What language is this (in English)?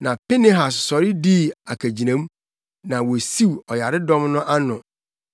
Akan